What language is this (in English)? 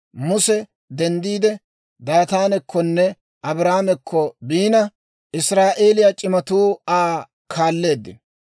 Dawro